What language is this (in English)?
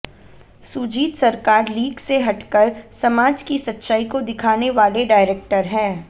Hindi